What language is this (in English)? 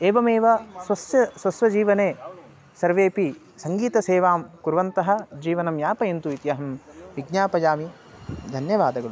Sanskrit